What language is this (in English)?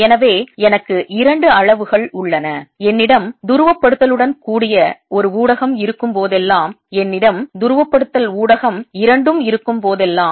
Tamil